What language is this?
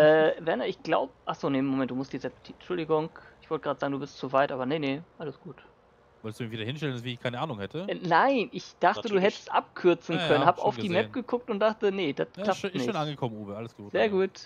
German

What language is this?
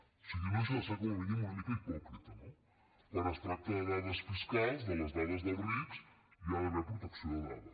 Catalan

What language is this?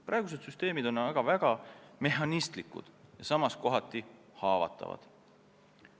Estonian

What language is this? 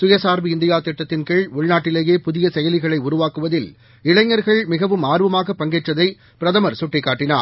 Tamil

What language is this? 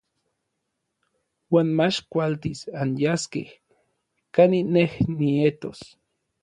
Orizaba Nahuatl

